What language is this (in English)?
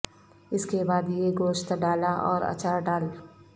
Urdu